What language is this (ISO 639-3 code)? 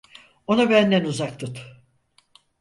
tur